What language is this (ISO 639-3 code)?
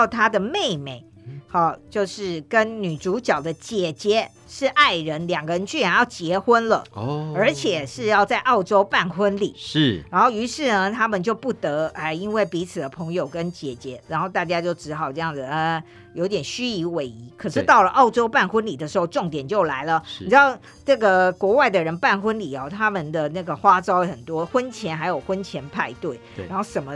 zho